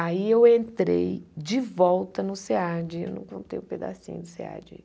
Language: Portuguese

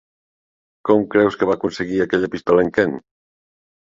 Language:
Catalan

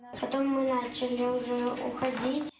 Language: Kazakh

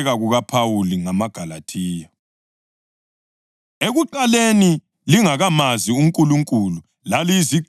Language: North Ndebele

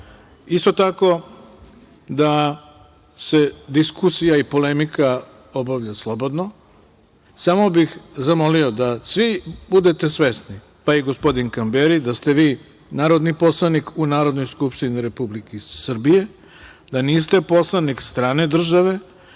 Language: Serbian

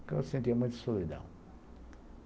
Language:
Portuguese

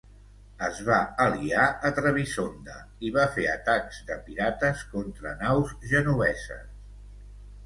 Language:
Catalan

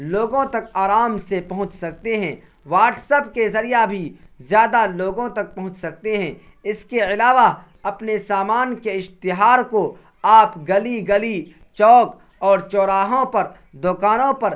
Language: Urdu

